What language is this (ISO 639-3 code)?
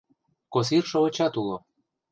chm